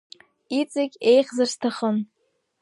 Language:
Abkhazian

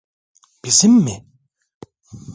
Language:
Turkish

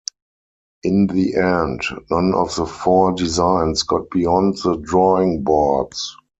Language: English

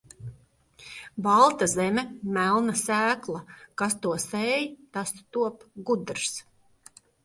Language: Latvian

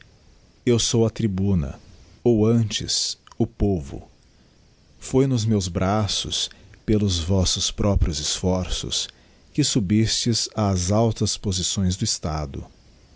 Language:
Portuguese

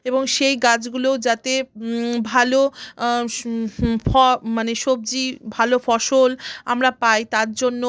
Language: Bangla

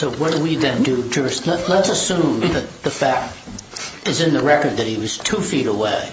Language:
English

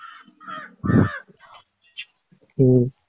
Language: Tamil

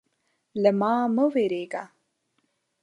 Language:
Pashto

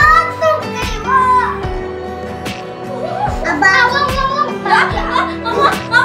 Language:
Indonesian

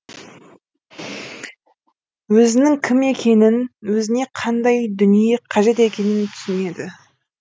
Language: Kazakh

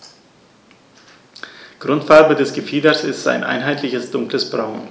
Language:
German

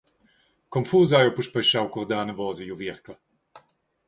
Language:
Romansh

